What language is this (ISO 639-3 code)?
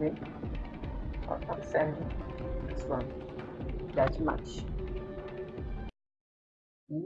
por